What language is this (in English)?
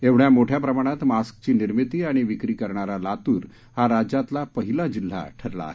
Marathi